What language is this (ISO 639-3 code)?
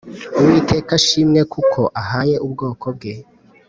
kin